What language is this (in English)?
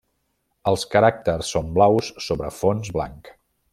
Catalan